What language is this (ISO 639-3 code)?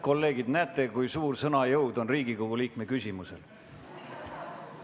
est